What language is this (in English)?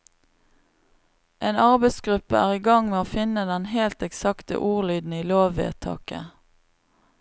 Norwegian